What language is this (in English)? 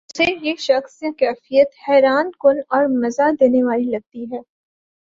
Urdu